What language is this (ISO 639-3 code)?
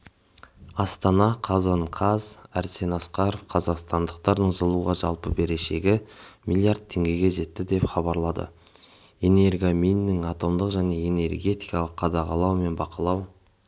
kaz